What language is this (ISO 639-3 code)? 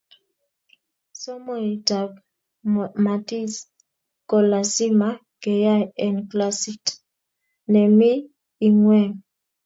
kln